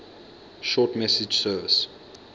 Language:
English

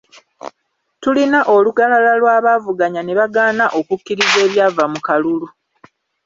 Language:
Ganda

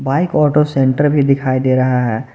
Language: Hindi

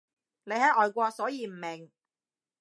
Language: Cantonese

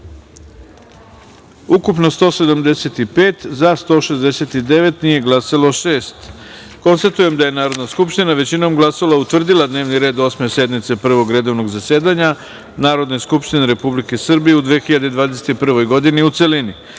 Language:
Serbian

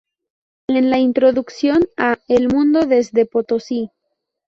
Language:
Spanish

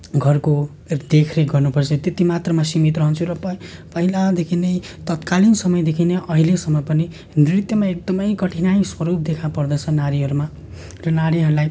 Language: Nepali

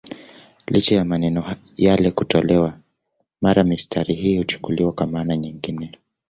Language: Swahili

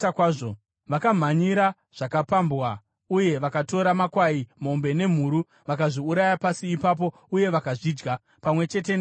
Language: Shona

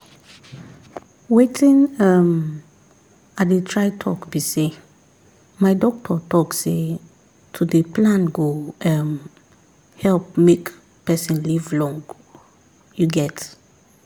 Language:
Nigerian Pidgin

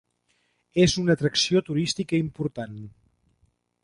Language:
Catalan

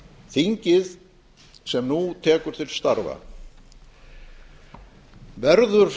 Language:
Icelandic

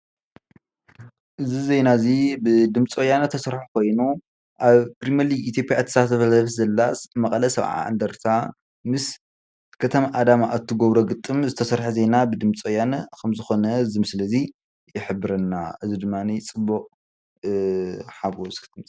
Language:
Tigrinya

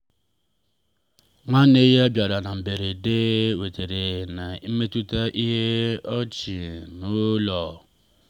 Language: Igbo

